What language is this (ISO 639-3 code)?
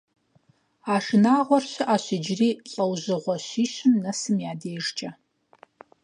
kbd